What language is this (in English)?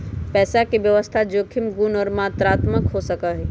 Magahi